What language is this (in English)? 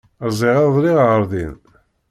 Kabyle